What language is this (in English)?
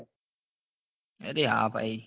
Gujarati